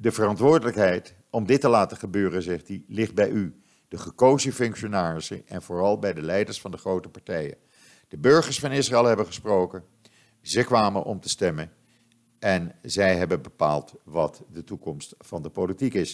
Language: Dutch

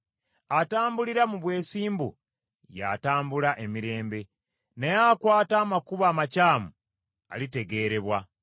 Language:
Ganda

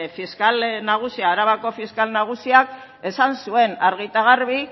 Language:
Basque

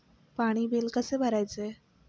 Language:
Marathi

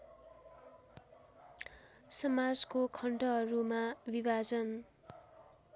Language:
Nepali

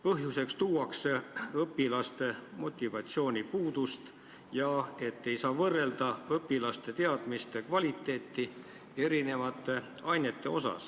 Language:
Estonian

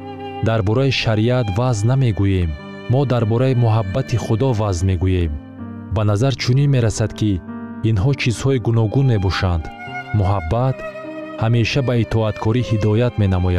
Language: Persian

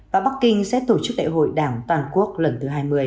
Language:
Vietnamese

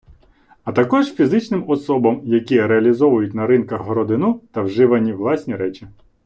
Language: Ukrainian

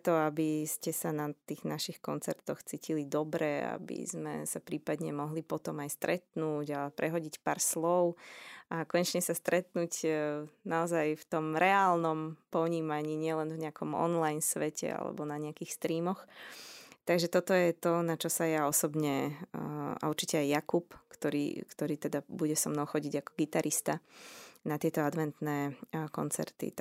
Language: Slovak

